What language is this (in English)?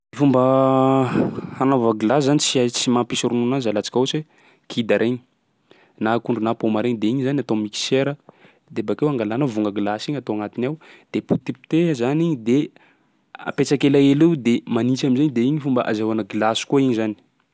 Sakalava Malagasy